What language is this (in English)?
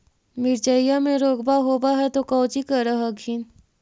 Magahi